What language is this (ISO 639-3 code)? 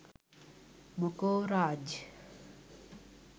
sin